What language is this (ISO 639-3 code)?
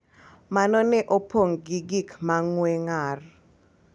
luo